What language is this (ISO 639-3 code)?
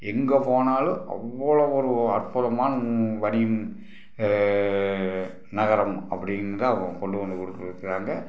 tam